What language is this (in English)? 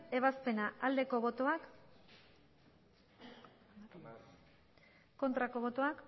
Basque